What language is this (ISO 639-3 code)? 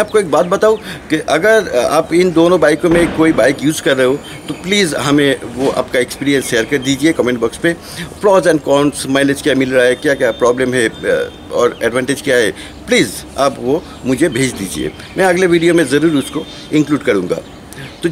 hin